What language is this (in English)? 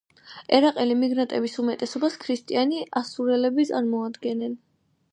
Georgian